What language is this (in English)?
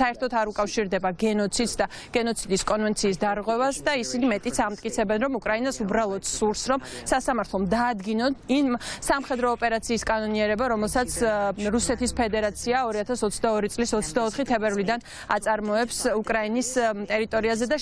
Romanian